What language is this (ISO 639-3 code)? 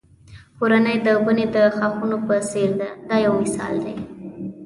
pus